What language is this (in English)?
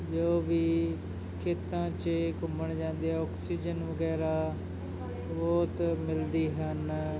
Punjabi